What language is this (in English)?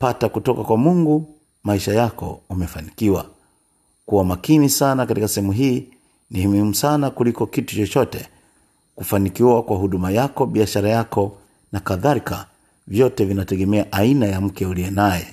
Swahili